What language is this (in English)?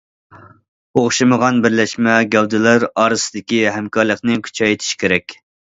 Uyghur